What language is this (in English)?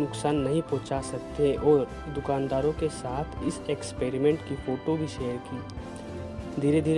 Hindi